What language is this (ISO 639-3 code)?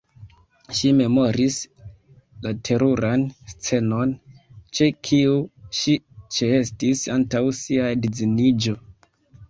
epo